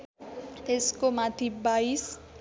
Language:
Nepali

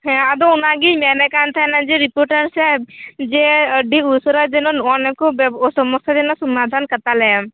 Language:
Santali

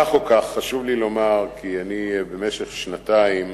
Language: Hebrew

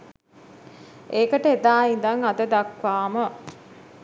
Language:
Sinhala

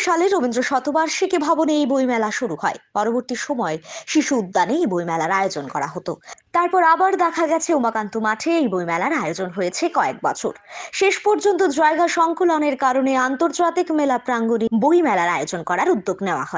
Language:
Turkish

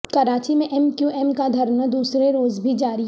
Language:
Urdu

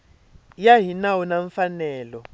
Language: Tsonga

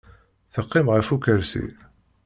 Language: Kabyle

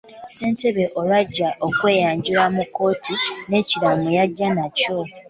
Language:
Ganda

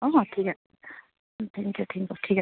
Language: Assamese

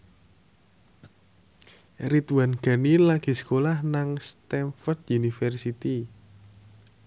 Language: Javanese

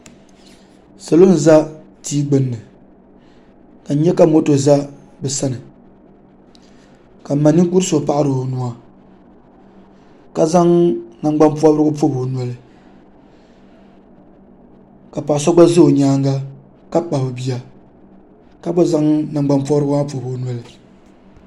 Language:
Dagbani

